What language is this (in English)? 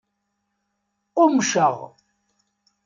Kabyle